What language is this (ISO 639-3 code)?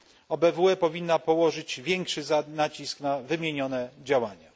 pol